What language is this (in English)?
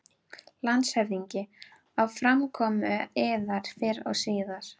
Icelandic